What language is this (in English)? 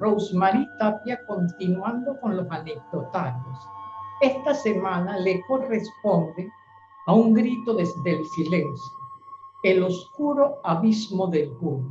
Spanish